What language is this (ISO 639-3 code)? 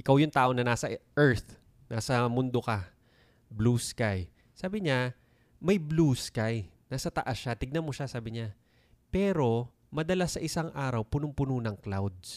fil